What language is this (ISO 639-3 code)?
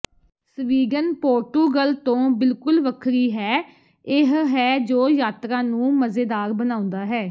pan